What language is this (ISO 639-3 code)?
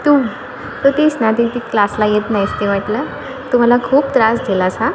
mar